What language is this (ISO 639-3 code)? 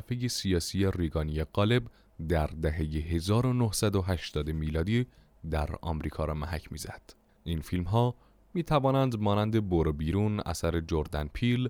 fas